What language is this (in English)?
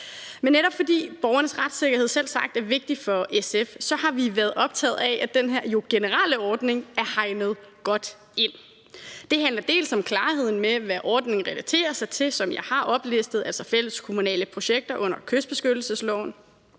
Danish